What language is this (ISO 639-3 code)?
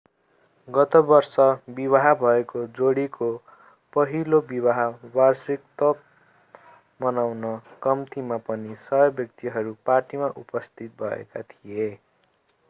nep